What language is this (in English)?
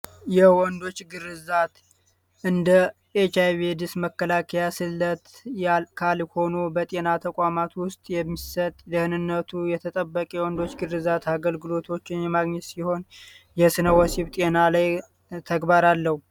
Amharic